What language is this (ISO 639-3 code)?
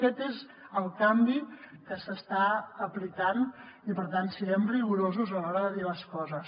cat